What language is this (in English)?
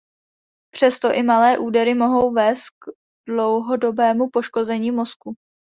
Czech